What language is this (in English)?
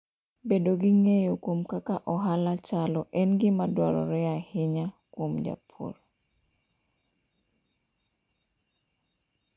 Luo (Kenya and Tanzania)